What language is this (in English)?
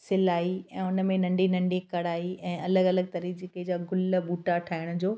Sindhi